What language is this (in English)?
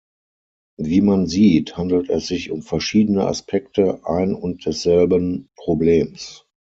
German